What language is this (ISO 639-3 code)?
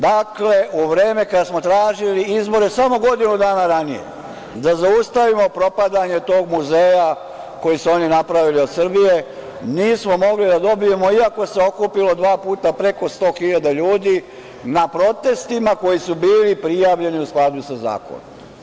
srp